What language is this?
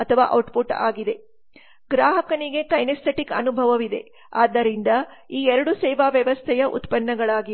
Kannada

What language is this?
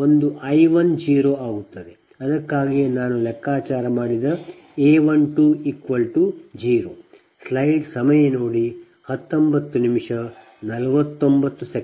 Kannada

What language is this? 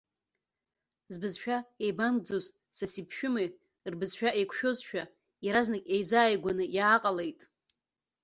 Abkhazian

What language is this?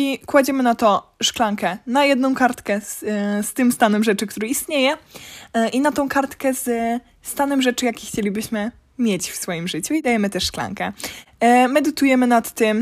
Polish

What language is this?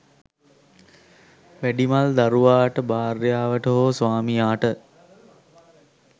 Sinhala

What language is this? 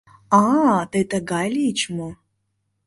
Mari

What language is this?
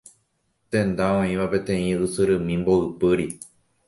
Guarani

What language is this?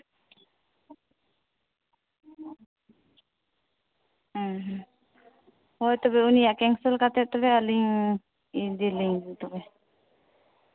Santali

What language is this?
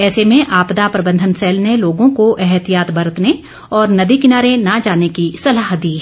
Hindi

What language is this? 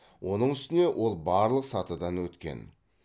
Kazakh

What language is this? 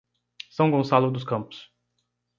Portuguese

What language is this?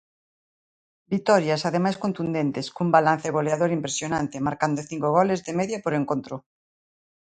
Galician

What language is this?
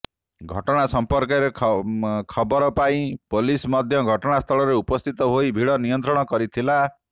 Odia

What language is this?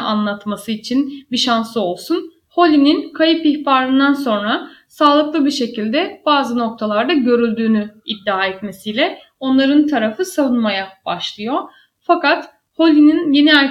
Turkish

